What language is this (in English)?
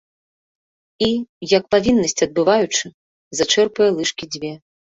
Belarusian